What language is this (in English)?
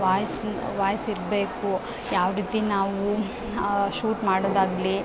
Kannada